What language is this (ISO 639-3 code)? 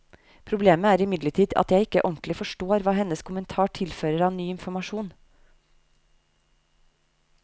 nor